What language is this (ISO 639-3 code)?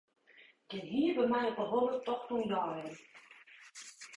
fry